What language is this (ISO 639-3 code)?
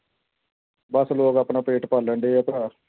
pan